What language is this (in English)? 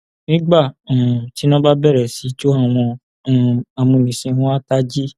Yoruba